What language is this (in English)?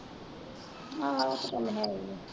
Punjabi